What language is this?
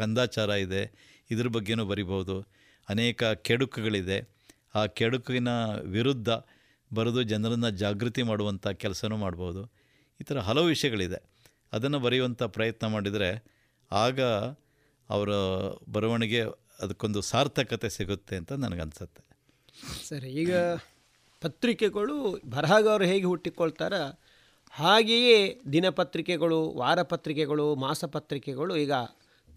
Kannada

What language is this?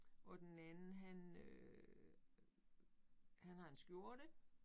Danish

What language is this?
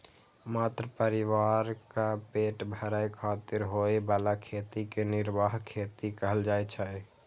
Maithili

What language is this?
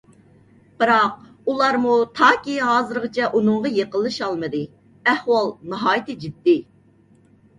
Uyghur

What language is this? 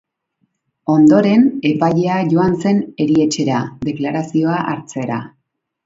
Basque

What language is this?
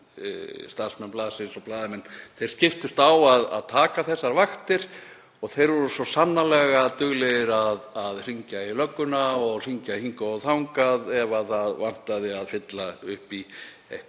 Icelandic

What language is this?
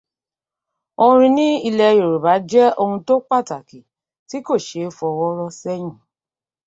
Yoruba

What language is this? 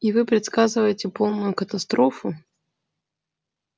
Russian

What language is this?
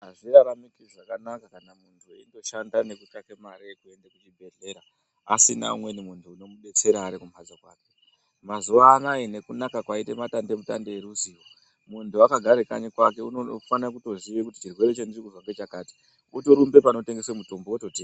Ndau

